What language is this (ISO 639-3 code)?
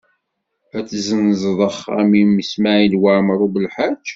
kab